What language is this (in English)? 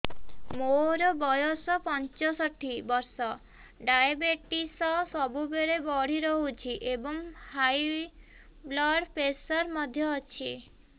Odia